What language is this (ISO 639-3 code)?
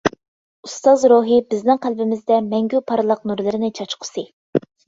uig